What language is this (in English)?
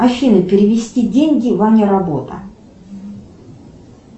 Russian